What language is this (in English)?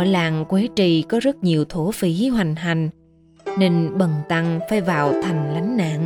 Vietnamese